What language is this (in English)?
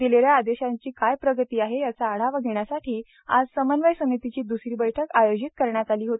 Marathi